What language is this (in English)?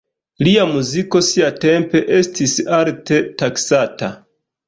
Esperanto